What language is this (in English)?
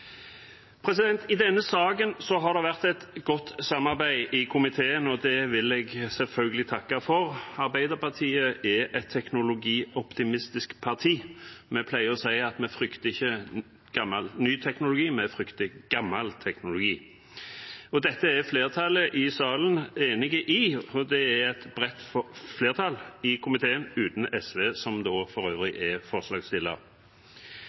Norwegian